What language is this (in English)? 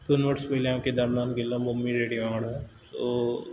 Konkani